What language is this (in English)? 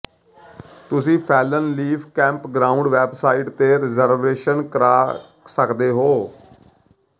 Punjabi